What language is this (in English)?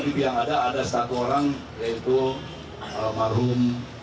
Indonesian